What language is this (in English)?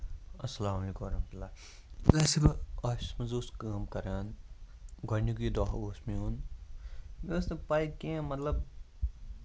Kashmiri